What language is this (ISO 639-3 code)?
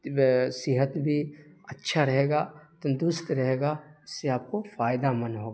urd